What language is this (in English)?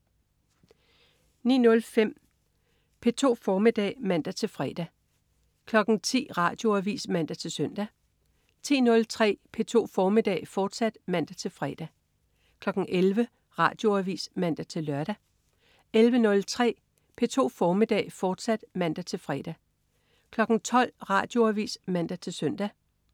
Danish